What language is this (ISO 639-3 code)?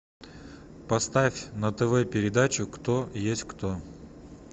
rus